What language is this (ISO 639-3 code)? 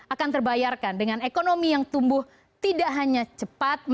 ind